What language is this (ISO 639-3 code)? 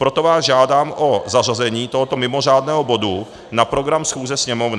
ces